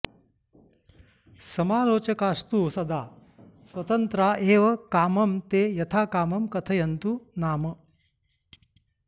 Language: Sanskrit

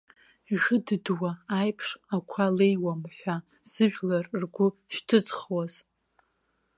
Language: Abkhazian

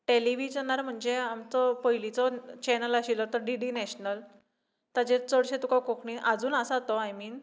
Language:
Konkani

